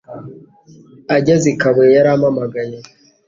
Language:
Kinyarwanda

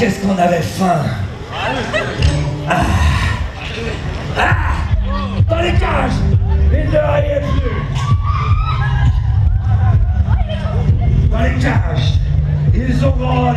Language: French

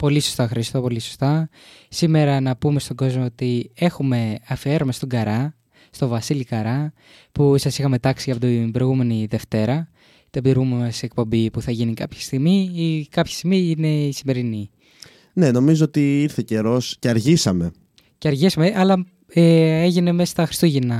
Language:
Greek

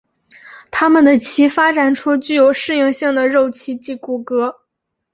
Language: Chinese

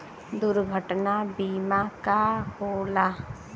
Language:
Bhojpuri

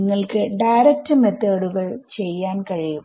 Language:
Malayalam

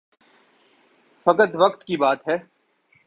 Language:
Urdu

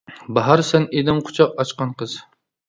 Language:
Uyghur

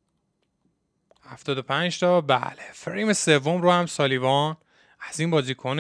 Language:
Persian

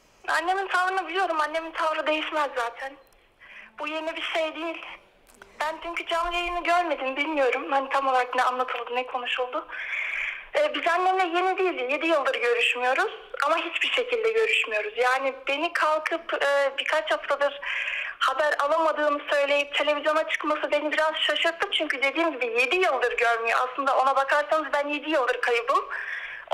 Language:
Turkish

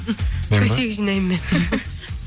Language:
Kazakh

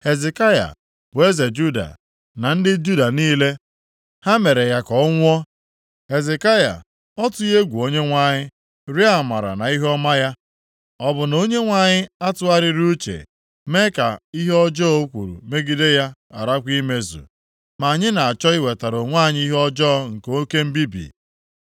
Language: Igbo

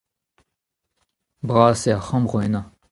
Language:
Breton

